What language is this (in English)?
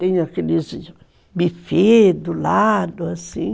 Portuguese